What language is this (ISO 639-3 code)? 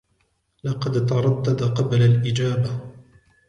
ara